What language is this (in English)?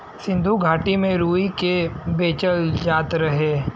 Bhojpuri